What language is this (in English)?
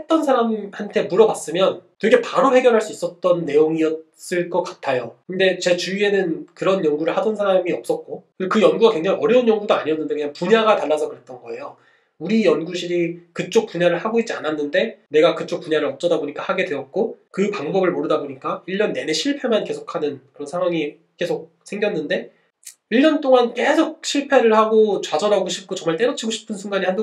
Korean